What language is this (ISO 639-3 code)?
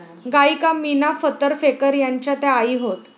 mar